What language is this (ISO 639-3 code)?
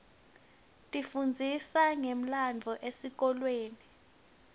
ssw